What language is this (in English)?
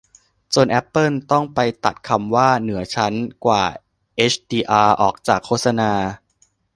Thai